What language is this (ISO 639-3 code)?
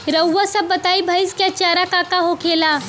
bho